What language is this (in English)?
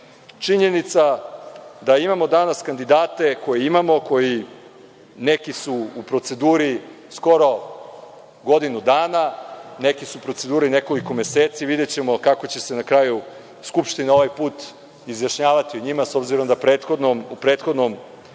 Serbian